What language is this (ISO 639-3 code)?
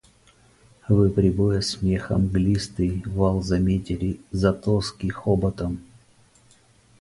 rus